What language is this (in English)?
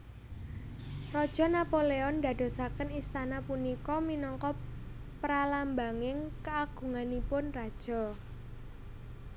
Javanese